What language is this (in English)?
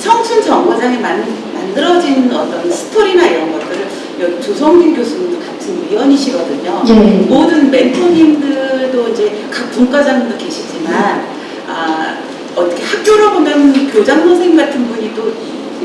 Korean